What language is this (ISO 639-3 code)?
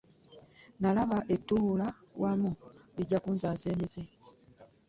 lug